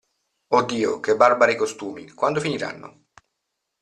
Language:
Italian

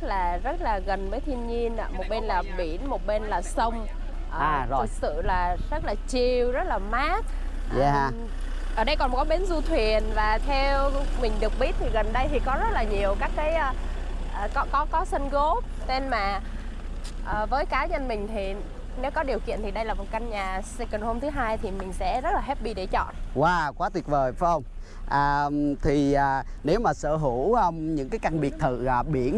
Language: Vietnamese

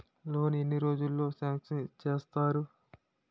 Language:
Telugu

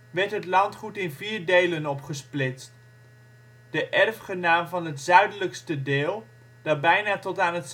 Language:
Dutch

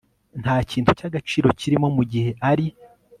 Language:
Kinyarwanda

